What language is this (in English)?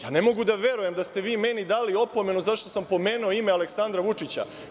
Serbian